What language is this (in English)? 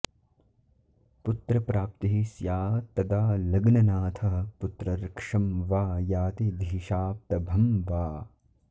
Sanskrit